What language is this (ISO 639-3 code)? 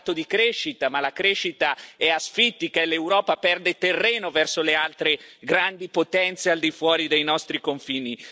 ita